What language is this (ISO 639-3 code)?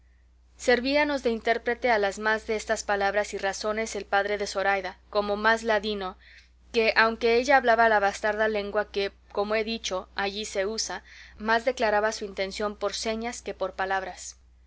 spa